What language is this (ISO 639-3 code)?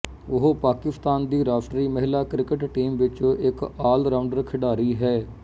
pan